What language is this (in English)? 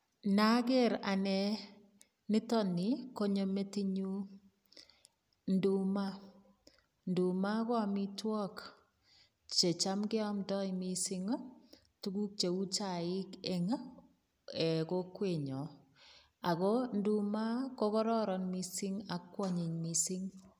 Kalenjin